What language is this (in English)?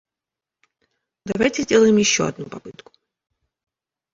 Russian